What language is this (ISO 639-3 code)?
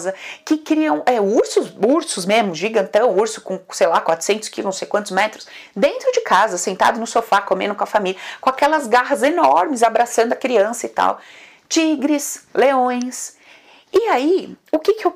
por